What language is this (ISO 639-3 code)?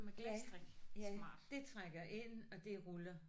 dan